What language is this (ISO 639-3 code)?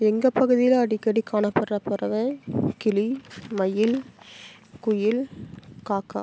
tam